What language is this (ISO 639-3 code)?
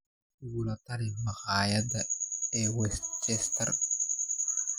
som